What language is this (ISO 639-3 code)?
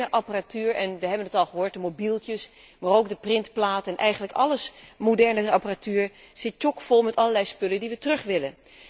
nld